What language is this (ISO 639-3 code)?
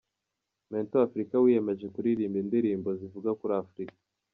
kin